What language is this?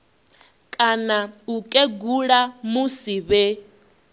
Venda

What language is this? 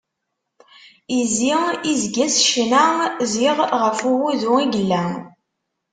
Kabyle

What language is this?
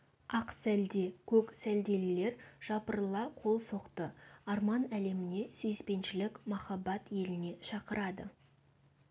Kazakh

